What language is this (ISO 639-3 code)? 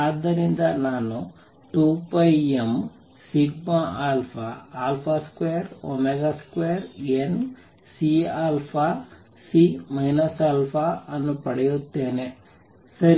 kan